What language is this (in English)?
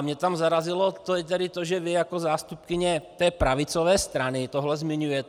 Czech